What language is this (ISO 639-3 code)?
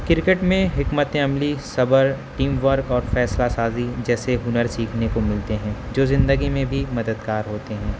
urd